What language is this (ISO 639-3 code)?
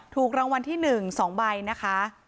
tha